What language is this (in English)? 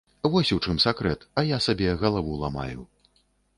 Belarusian